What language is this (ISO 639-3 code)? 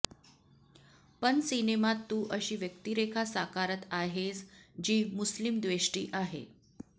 mar